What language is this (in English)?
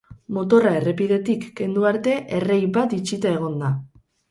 Basque